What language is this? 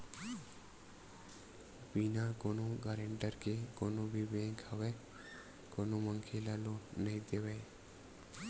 Chhattisgarhi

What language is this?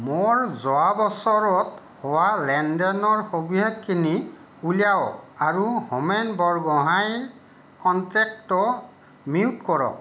Assamese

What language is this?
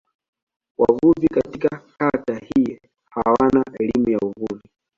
Swahili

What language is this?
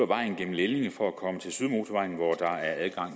Danish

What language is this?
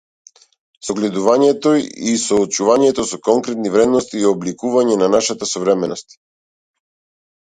Macedonian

